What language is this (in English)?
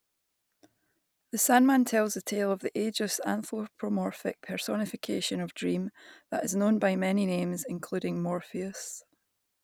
English